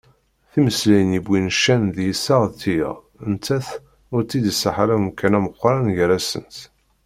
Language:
Kabyle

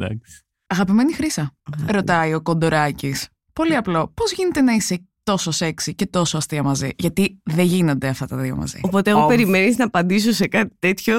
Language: Greek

